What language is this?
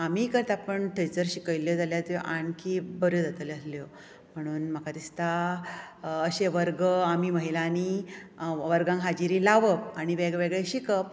Konkani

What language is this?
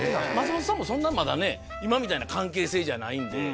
Japanese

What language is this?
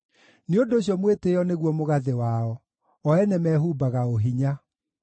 Kikuyu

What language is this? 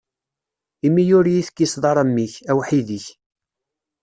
Kabyle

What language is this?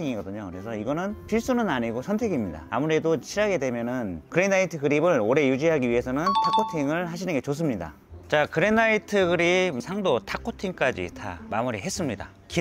Korean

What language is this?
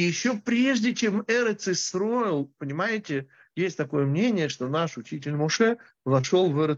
Russian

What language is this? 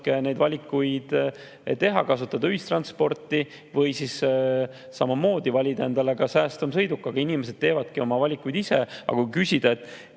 Estonian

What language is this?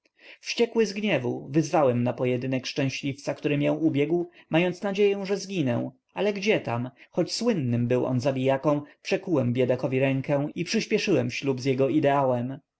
Polish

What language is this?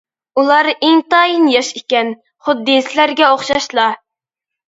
Uyghur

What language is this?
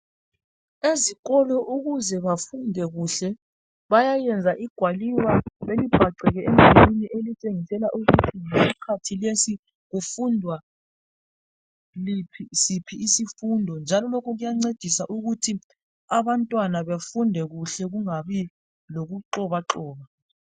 North Ndebele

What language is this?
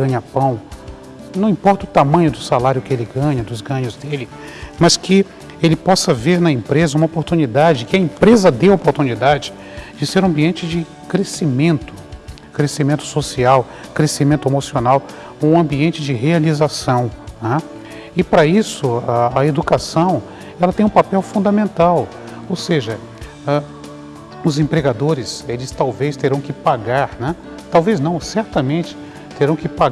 Portuguese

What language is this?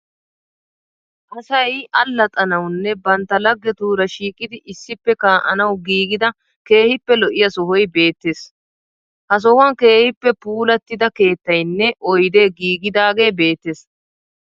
Wolaytta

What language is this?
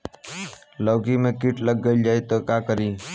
Bhojpuri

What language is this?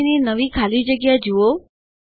Gujarati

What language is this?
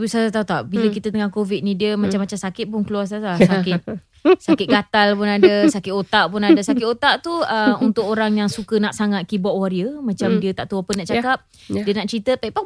Malay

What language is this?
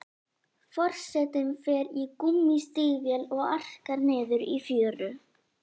Icelandic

